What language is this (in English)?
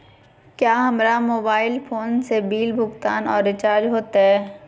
Magahi